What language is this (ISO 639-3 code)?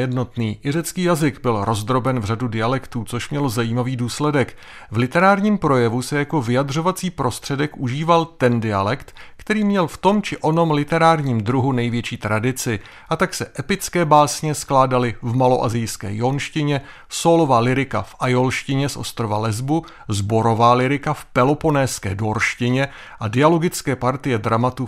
ces